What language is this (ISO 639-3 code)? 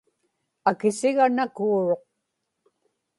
ipk